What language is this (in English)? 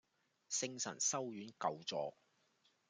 Cantonese